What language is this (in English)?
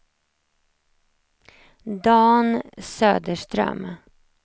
Swedish